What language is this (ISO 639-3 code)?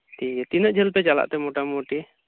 sat